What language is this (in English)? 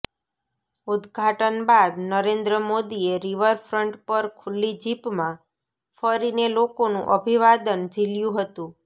Gujarati